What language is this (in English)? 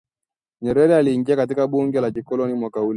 Swahili